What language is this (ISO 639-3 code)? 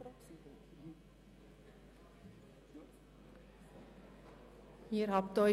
gsw